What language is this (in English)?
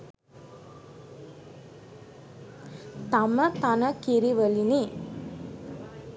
Sinhala